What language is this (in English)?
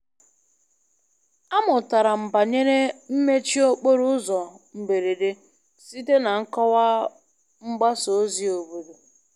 Igbo